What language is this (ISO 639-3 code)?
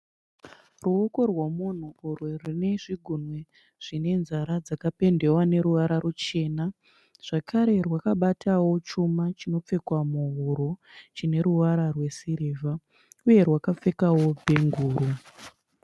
sna